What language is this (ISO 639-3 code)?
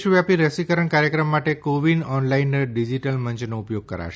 guj